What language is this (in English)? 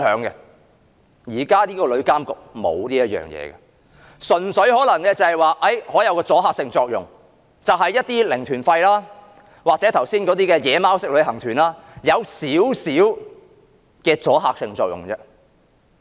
Cantonese